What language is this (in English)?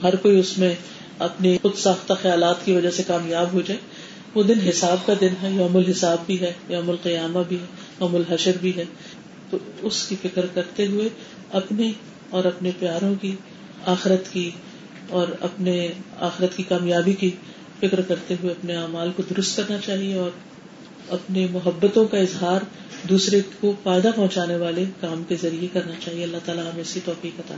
Urdu